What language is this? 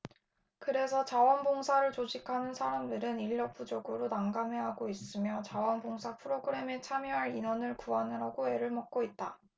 Korean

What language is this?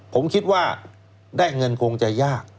Thai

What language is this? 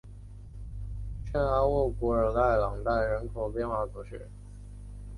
Chinese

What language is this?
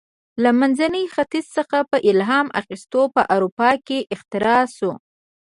Pashto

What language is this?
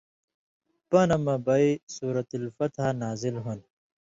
Indus Kohistani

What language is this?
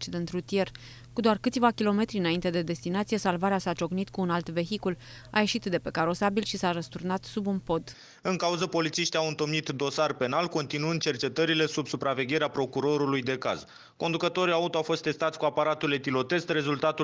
Romanian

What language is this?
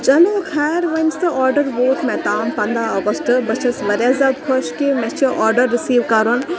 Kashmiri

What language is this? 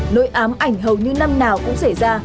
Vietnamese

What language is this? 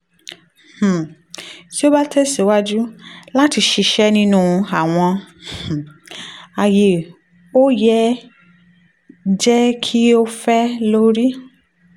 Yoruba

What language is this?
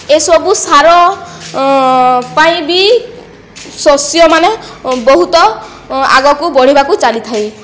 Odia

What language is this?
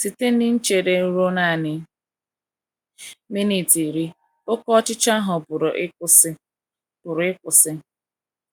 Igbo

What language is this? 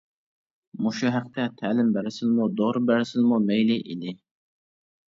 Uyghur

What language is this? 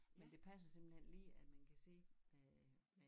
Danish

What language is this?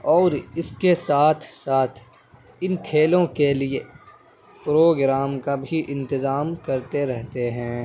Urdu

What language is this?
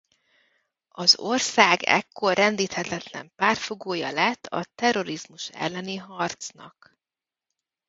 Hungarian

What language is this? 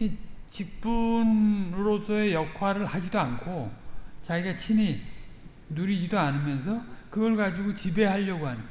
Korean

